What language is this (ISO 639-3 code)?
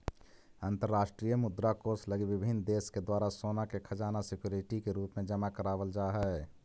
mag